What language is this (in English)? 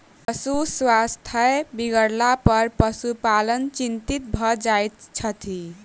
Maithili